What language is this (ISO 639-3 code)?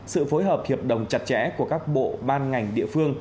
vie